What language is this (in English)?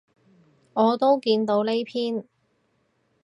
Cantonese